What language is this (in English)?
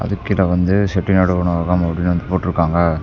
Tamil